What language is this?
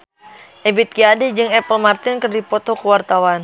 Sundanese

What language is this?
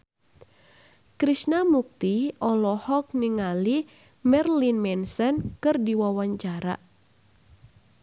Sundanese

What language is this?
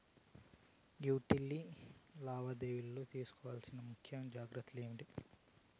Telugu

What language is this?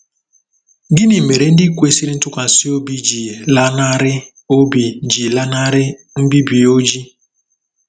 Igbo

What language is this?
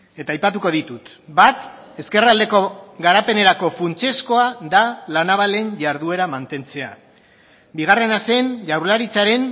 Basque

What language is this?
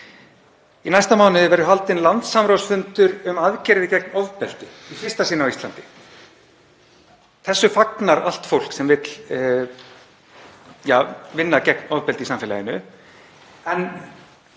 Icelandic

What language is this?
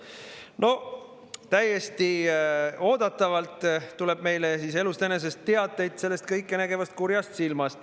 Estonian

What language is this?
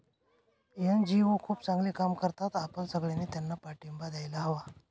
Marathi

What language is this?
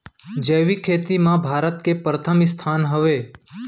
Chhattisgarhi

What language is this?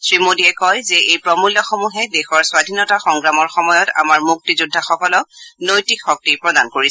Assamese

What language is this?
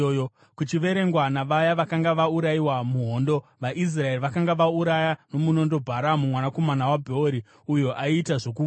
Shona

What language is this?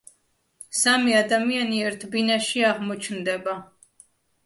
Georgian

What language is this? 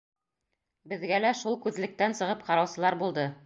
Bashkir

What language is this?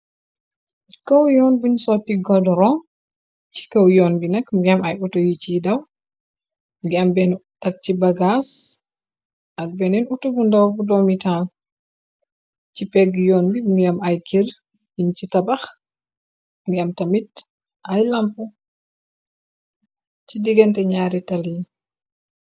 Wolof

